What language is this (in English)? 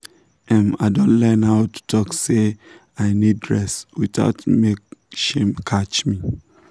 Nigerian Pidgin